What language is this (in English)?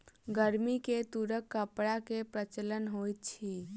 Maithili